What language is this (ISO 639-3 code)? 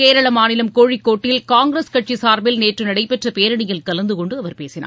tam